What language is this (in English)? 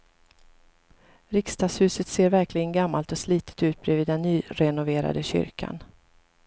Swedish